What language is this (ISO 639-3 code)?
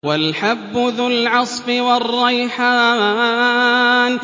ara